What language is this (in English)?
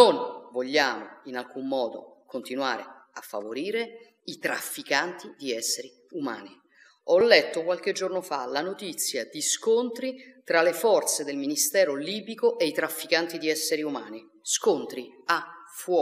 Italian